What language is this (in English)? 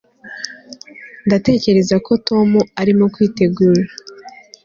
Kinyarwanda